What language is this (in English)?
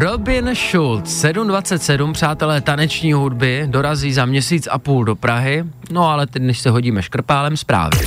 Czech